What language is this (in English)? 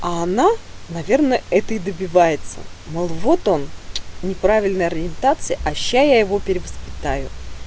Russian